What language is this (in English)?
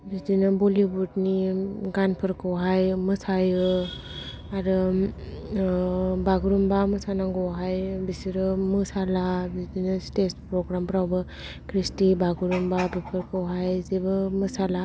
Bodo